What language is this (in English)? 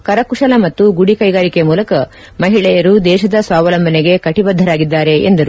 Kannada